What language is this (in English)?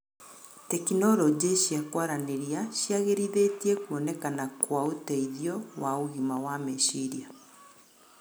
Kikuyu